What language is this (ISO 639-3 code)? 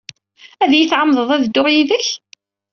kab